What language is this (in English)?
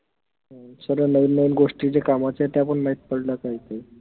Marathi